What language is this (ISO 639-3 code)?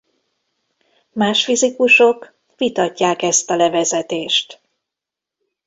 hun